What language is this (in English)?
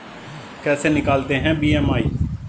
Hindi